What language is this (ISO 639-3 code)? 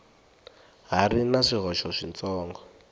tso